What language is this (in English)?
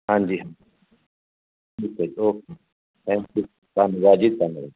Punjabi